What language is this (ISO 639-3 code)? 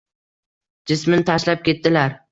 uzb